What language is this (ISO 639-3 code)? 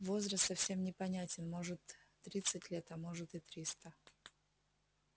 rus